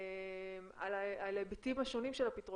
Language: Hebrew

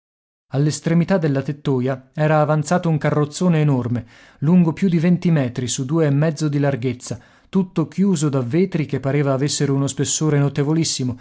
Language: Italian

